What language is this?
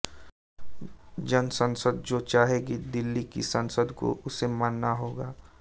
Hindi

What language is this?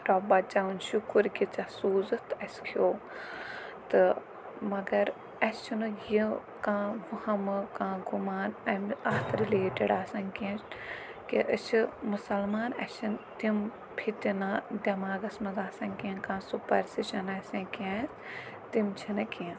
Kashmiri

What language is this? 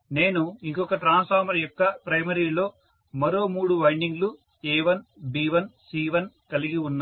Telugu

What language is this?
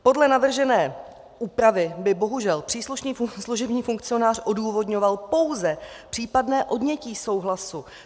Czech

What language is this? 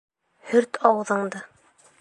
Bashkir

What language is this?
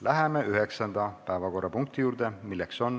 Estonian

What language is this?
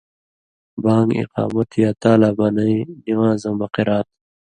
Indus Kohistani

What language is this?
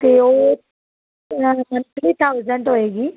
Punjabi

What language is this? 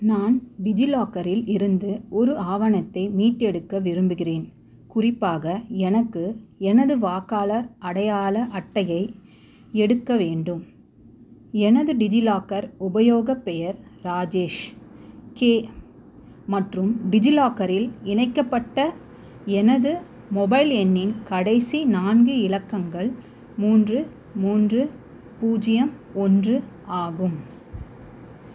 Tamil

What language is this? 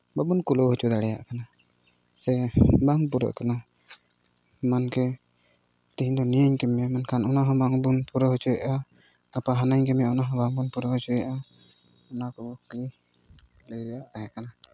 Santali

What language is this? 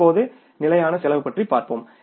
Tamil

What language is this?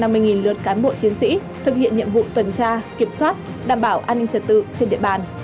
Vietnamese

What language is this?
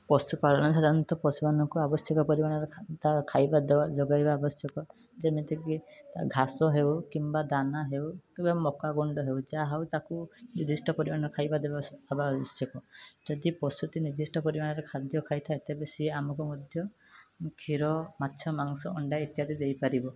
Odia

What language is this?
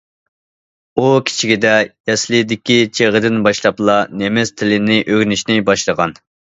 Uyghur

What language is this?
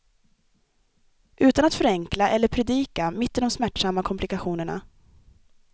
Swedish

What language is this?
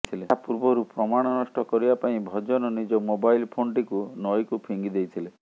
Odia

